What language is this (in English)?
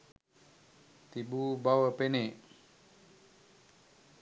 Sinhala